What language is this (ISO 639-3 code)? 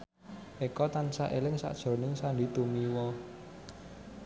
jav